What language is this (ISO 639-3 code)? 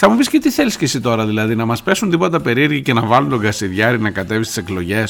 ell